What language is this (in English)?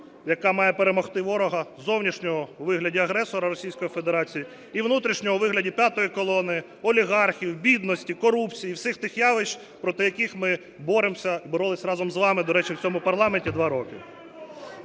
Ukrainian